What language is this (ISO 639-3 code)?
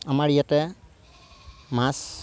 asm